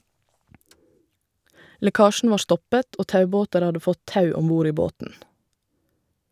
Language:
Norwegian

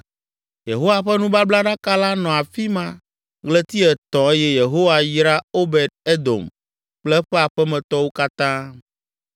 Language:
Ewe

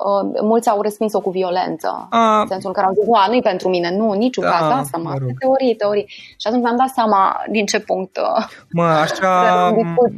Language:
Romanian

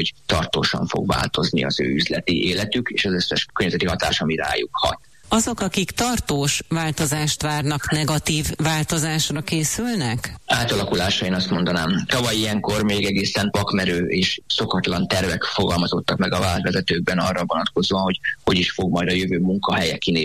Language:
Hungarian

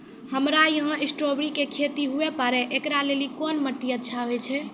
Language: Maithili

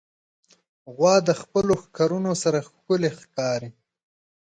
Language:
Pashto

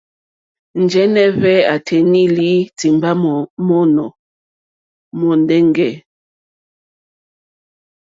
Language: Mokpwe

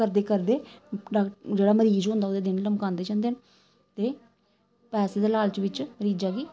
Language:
Dogri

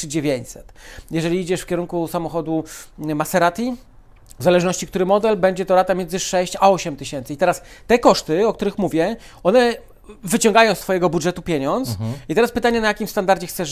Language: Polish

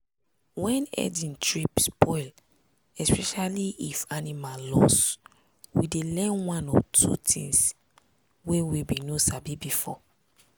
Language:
Nigerian Pidgin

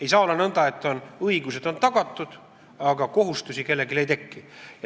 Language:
Estonian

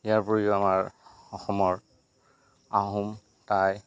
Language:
Assamese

